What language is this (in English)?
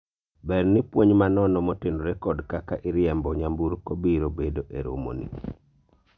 Luo (Kenya and Tanzania)